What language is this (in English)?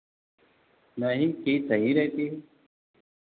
Hindi